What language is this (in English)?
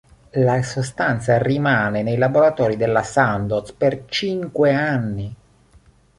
Italian